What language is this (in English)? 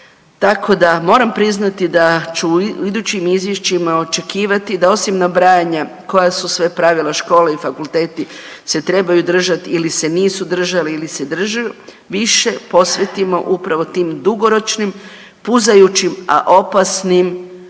Croatian